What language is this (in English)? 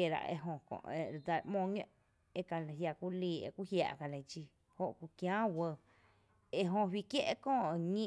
Tepinapa Chinantec